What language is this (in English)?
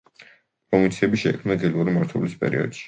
Georgian